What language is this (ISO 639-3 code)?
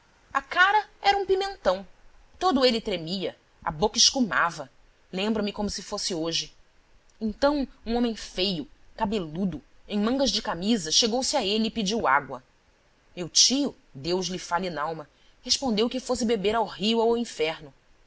por